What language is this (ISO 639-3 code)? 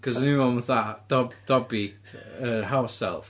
cym